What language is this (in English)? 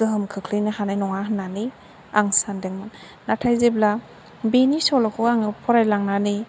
Bodo